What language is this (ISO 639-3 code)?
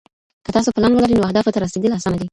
pus